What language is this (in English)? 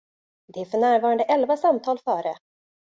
Swedish